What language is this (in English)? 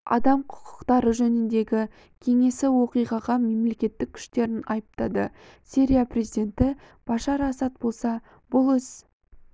Kazakh